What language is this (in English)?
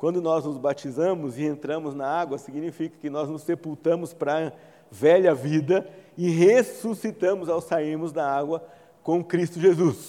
Portuguese